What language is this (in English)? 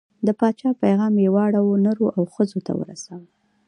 Pashto